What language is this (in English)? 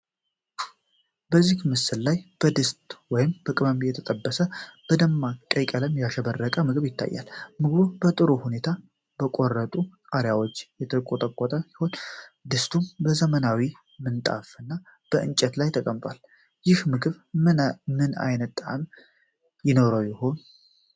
Amharic